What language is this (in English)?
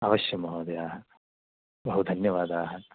Sanskrit